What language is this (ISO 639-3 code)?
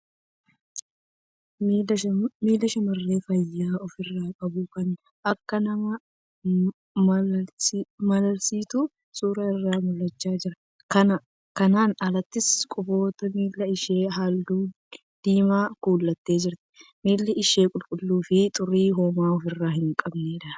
orm